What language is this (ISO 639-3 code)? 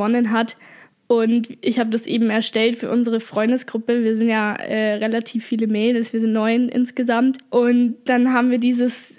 deu